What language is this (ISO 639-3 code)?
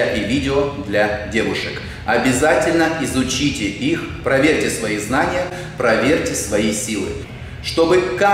rus